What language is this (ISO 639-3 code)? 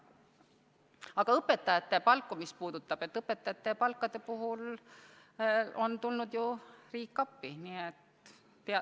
est